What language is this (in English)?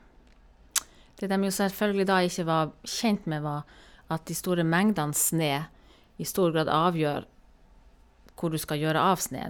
Norwegian